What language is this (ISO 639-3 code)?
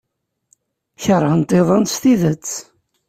kab